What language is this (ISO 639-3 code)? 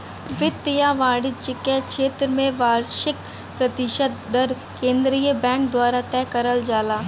bho